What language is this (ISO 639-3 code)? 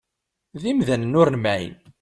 kab